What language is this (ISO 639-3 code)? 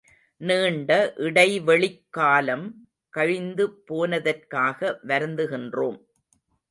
tam